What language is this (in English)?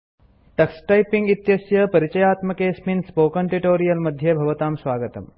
Sanskrit